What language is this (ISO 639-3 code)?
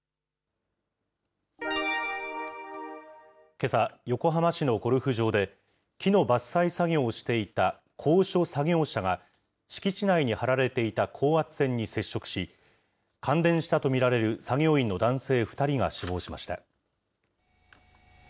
jpn